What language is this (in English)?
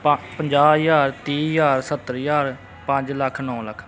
Punjabi